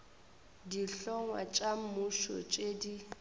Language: Northern Sotho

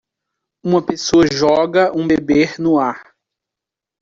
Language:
Portuguese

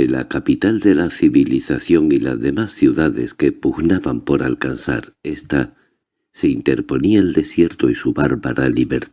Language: Spanish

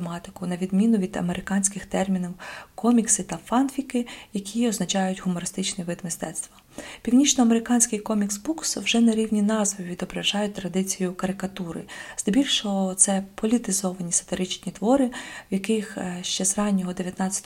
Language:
Ukrainian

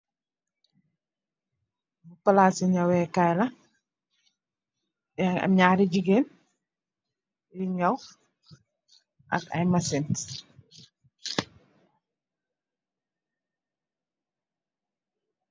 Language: Wolof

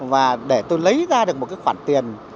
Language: Vietnamese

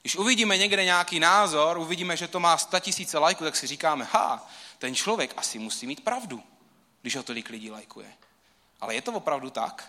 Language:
Czech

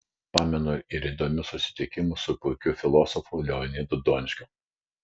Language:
Lithuanian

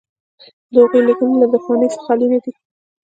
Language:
Pashto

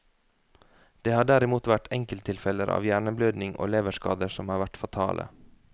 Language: Norwegian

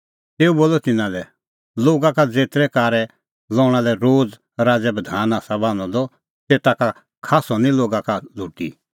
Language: Kullu Pahari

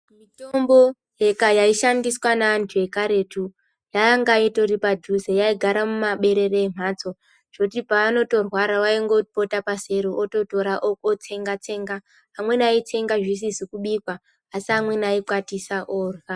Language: Ndau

